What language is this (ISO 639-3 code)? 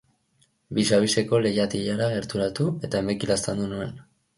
eus